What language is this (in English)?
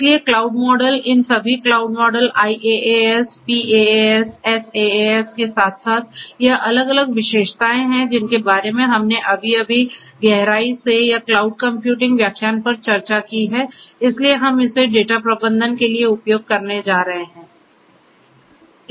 Hindi